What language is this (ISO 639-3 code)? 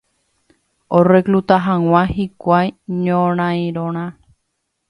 grn